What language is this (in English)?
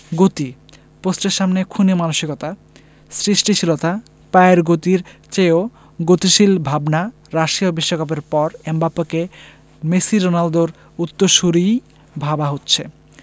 Bangla